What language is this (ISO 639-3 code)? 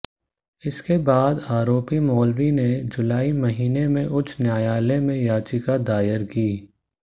hin